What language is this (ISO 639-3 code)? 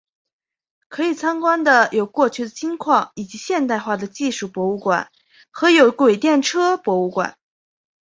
zho